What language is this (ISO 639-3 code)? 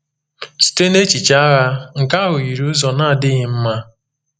ibo